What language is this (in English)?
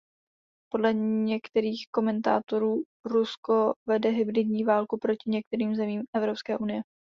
Czech